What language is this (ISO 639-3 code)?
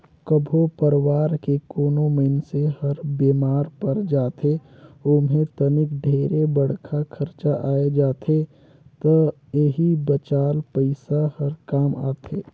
hne